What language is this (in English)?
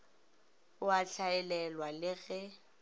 Northern Sotho